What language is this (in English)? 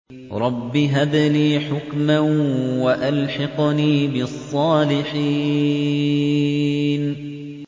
Arabic